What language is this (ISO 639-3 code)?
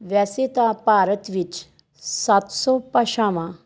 pan